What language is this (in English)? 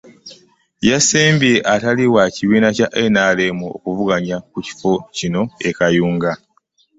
Ganda